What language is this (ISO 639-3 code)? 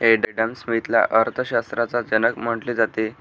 mar